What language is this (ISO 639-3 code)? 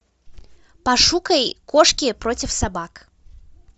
rus